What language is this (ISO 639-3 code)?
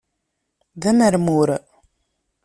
kab